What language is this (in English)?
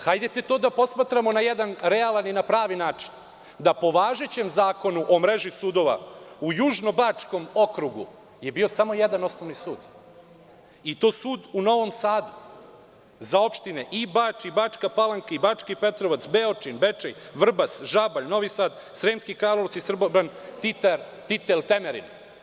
Serbian